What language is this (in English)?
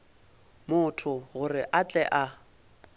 Northern Sotho